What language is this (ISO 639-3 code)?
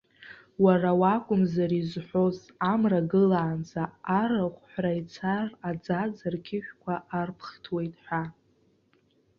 abk